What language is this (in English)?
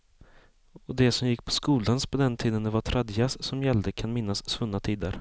Swedish